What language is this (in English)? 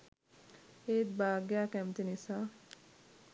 Sinhala